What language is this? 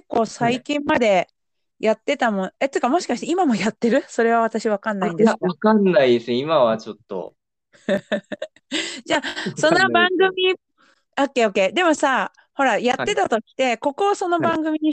Japanese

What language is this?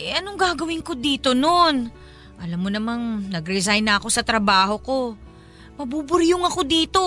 Filipino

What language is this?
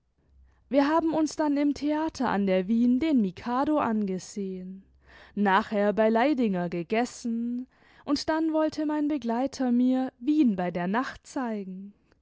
German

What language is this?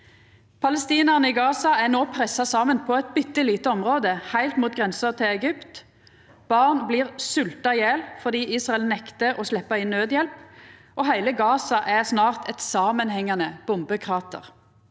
Norwegian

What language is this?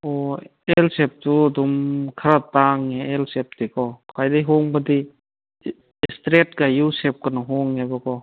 Manipuri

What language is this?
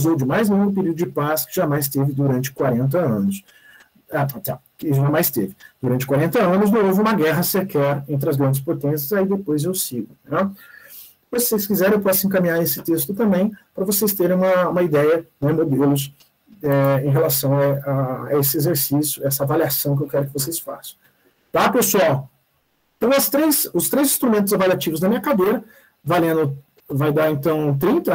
Portuguese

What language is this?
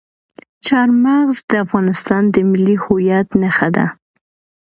Pashto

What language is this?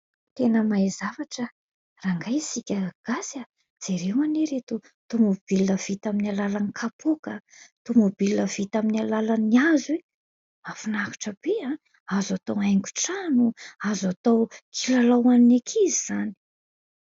Malagasy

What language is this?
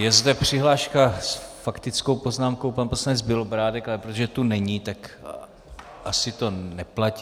Czech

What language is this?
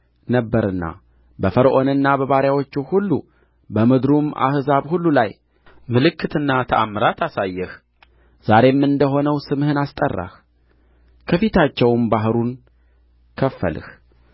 Amharic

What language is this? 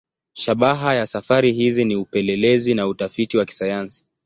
Swahili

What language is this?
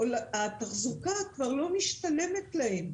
Hebrew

